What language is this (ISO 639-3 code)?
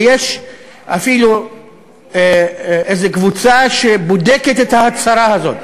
heb